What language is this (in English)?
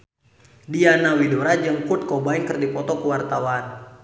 Sundanese